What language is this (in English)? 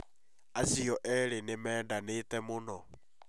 Kikuyu